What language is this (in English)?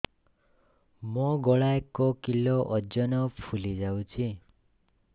Odia